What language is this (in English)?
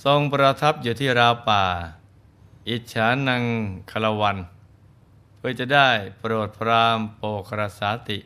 Thai